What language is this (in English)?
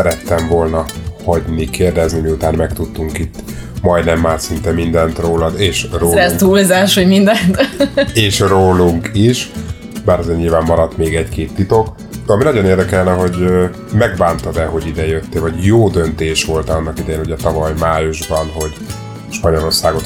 Hungarian